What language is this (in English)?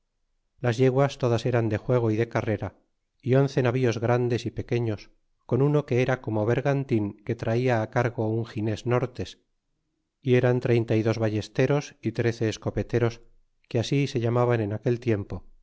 Spanish